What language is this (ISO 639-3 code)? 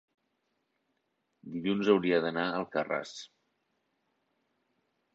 cat